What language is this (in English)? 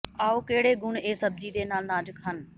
Punjabi